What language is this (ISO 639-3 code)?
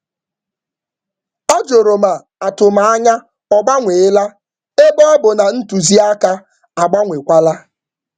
ibo